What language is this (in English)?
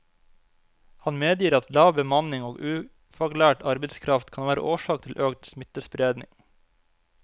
Norwegian